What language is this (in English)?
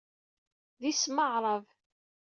Kabyle